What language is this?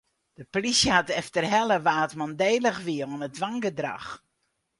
Western Frisian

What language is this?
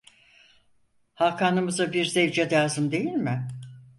Turkish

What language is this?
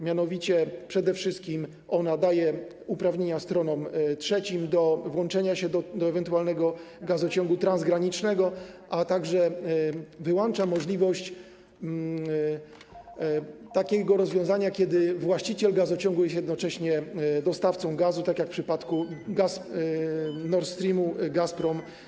Polish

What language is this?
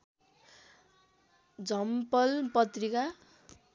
Nepali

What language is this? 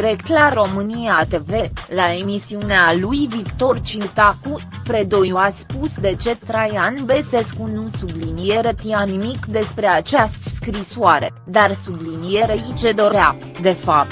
Romanian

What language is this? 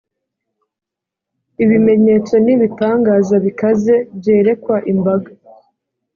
Kinyarwanda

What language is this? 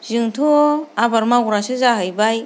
Bodo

